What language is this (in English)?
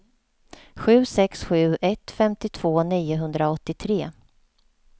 Swedish